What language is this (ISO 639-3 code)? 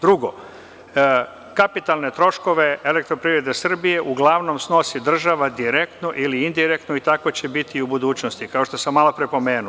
srp